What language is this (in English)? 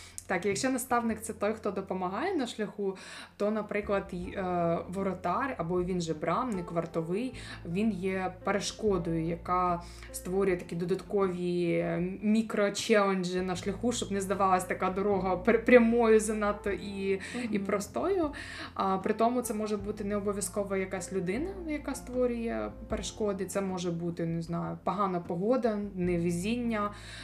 Ukrainian